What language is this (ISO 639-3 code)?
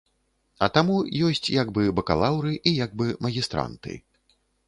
bel